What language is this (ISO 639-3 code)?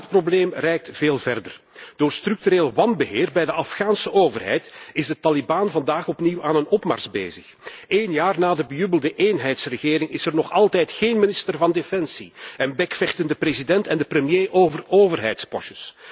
nld